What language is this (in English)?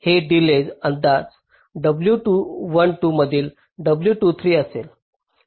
Marathi